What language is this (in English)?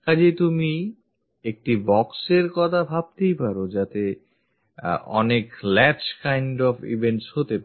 Bangla